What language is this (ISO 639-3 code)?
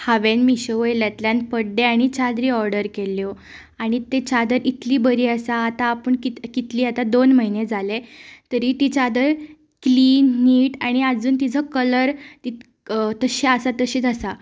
kok